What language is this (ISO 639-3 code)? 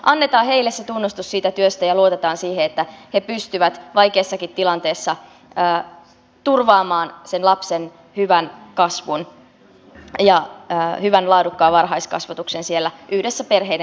fin